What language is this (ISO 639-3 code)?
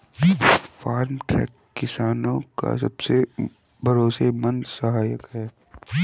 hin